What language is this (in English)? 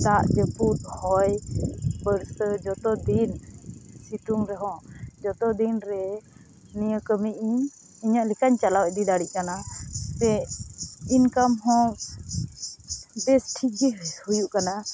Santali